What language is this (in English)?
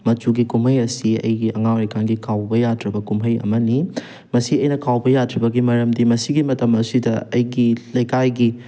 Manipuri